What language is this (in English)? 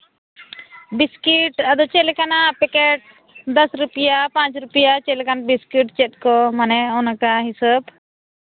Santali